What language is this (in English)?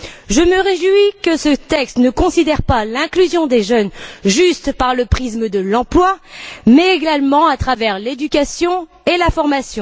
French